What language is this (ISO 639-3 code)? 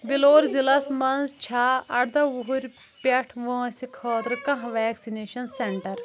kas